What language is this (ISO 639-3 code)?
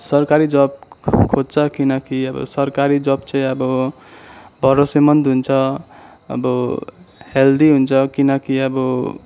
nep